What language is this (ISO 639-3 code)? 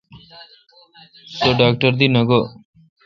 xka